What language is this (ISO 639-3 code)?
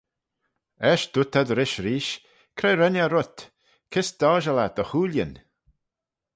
glv